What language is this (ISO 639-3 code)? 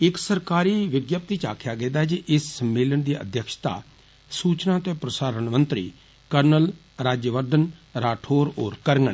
doi